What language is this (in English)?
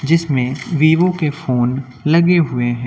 Hindi